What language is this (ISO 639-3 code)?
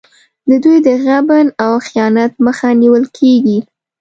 pus